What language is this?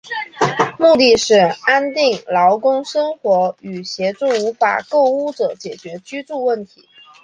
Chinese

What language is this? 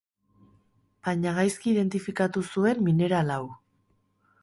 Basque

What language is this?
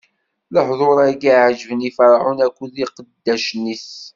Kabyle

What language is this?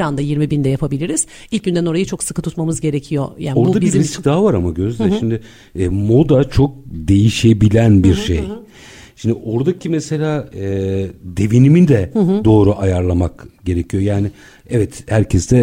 Turkish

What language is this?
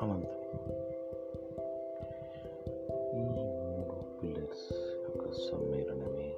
Telugu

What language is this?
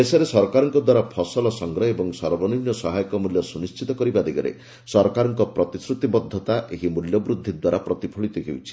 Odia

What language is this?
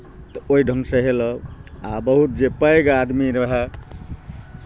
Maithili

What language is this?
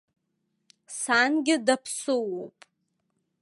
Abkhazian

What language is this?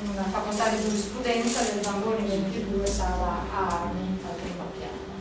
Italian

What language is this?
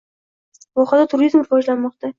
Uzbek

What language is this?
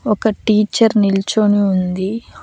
Telugu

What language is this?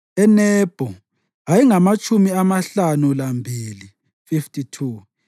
North Ndebele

